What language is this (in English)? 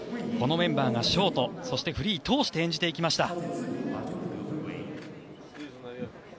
Japanese